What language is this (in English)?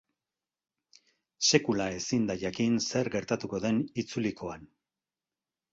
Basque